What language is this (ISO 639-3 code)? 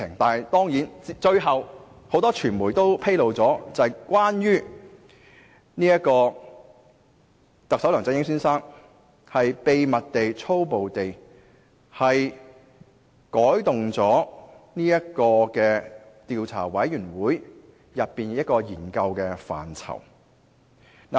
yue